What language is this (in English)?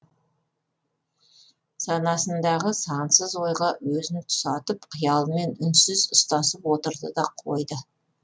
Kazakh